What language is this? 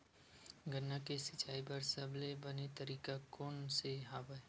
Chhattisgarhi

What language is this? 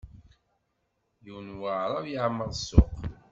Kabyle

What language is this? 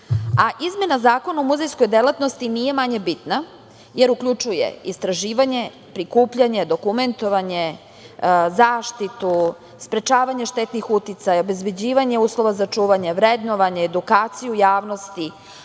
Serbian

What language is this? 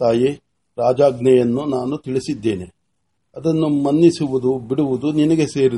Marathi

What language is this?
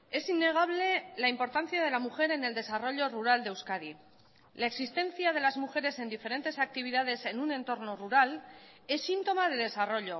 Spanish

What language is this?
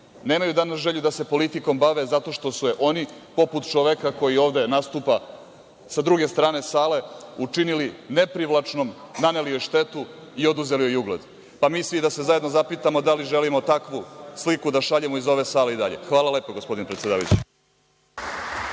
Serbian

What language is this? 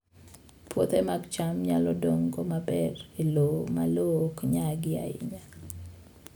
Luo (Kenya and Tanzania)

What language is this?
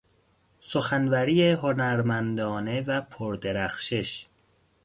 Persian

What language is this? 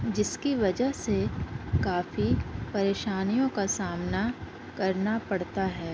Urdu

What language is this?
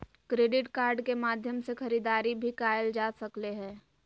Magahi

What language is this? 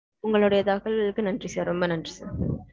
Tamil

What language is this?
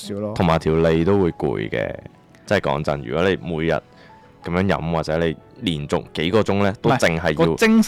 Chinese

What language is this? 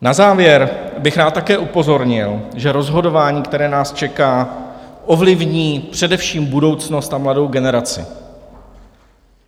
Czech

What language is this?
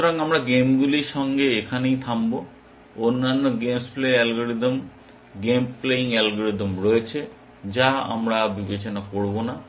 Bangla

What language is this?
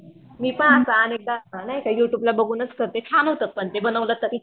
Marathi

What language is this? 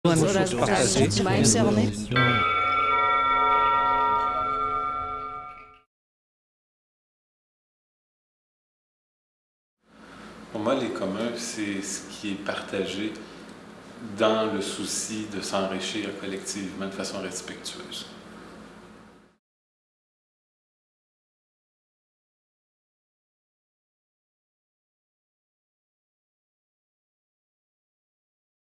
French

